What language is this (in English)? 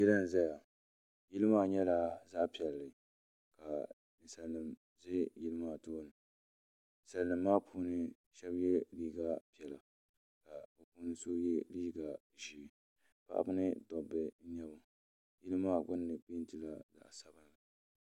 Dagbani